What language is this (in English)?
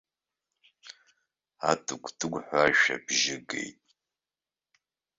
Abkhazian